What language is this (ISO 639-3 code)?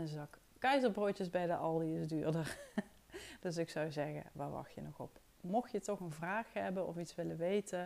nld